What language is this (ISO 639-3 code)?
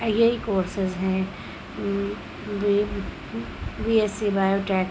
urd